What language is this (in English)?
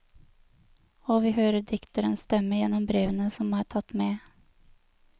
Norwegian